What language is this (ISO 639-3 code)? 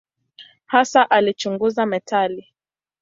swa